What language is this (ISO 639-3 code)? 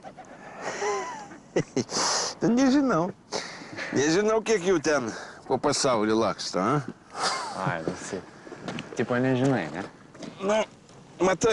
lit